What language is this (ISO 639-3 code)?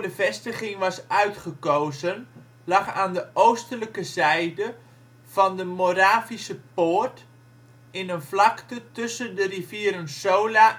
nld